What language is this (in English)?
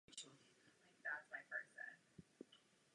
Czech